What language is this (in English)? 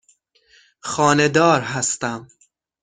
Persian